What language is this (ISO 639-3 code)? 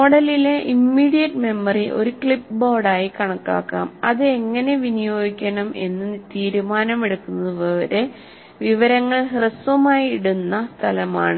mal